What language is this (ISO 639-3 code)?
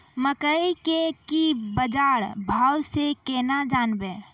mai